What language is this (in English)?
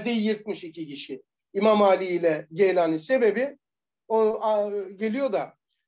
Turkish